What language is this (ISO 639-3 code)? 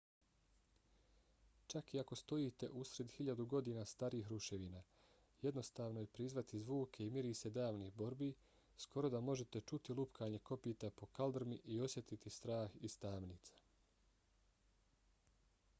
bos